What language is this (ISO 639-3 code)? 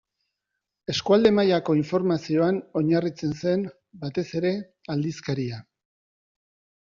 eus